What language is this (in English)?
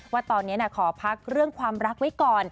Thai